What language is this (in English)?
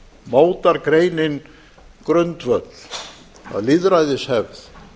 Icelandic